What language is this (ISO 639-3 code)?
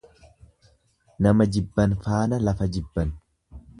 orm